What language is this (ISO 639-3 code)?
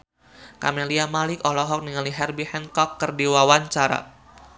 sun